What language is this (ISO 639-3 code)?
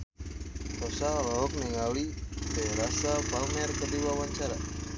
sun